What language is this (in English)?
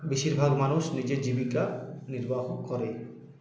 Bangla